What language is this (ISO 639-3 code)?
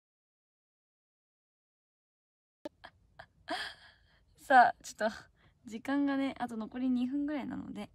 jpn